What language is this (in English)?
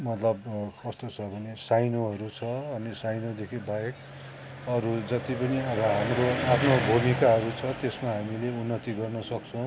Nepali